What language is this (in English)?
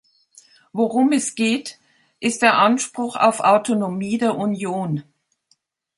German